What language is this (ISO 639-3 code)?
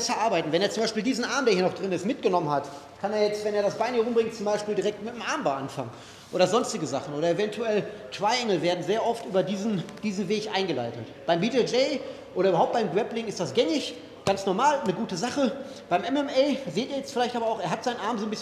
deu